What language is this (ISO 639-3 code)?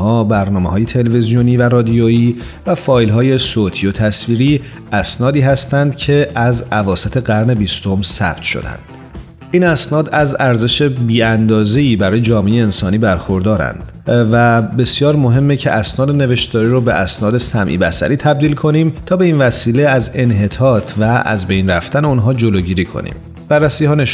fas